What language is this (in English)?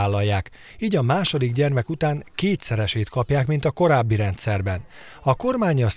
Hungarian